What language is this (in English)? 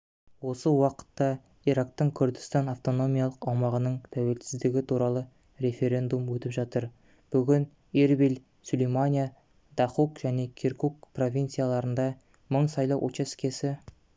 Kazakh